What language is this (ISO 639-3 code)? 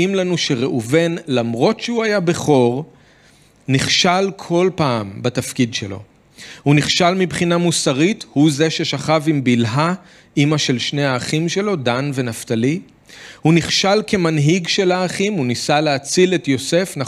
heb